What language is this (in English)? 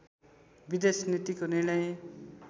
Nepali